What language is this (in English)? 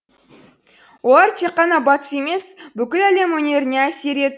Kazakh